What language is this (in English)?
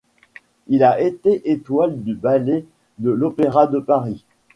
French